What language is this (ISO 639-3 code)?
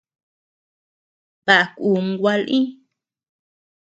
cux